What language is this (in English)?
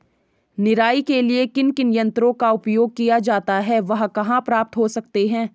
Hindi